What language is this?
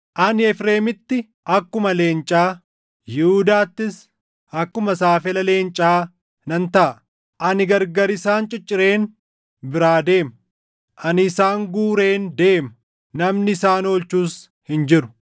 Oromo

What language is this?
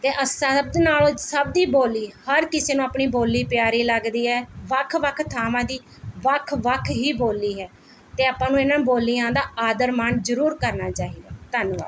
Punjabi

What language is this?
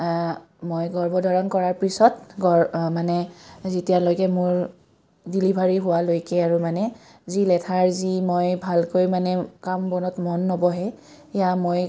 Assamese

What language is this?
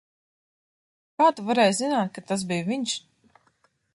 Latvian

